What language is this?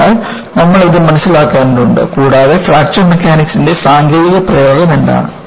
Malayalam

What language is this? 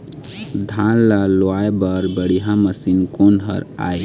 Chhattisgarhi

